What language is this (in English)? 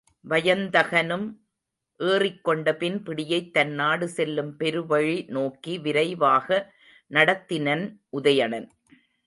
Tamil